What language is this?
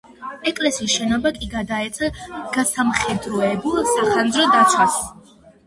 Georgian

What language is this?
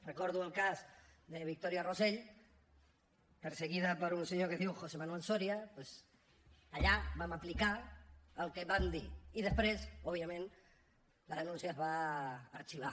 Catalan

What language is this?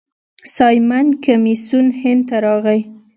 Pashto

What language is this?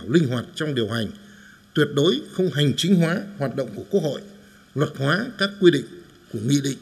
Vietnamese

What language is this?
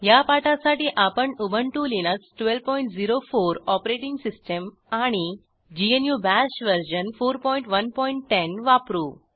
Marathi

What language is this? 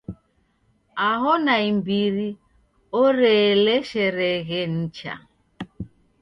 Taita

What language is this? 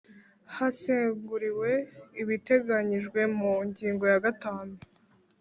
Kinyarwanda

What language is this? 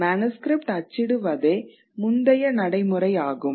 Tamil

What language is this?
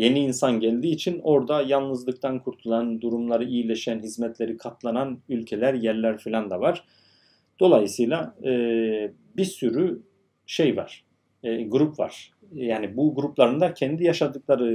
Turkish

